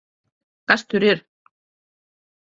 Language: Latvian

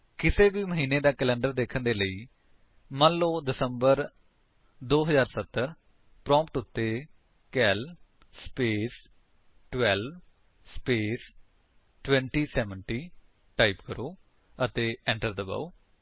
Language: Punjabi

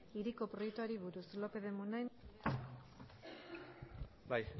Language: Basque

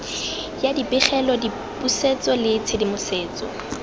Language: Tswana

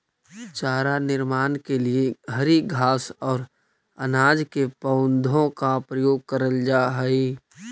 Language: Magahi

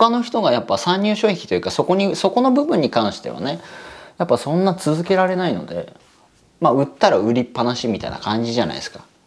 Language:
Japanese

